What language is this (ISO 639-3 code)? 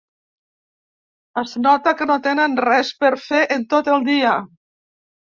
cat